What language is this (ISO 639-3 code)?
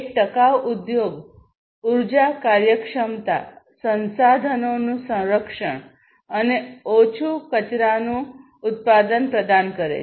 guj